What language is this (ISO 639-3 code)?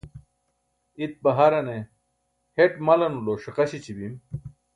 bsk